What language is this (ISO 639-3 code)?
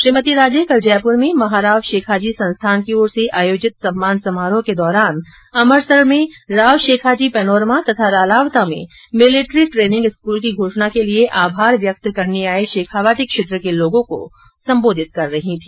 hin